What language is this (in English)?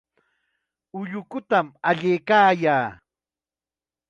Chiquián Ancash Quechua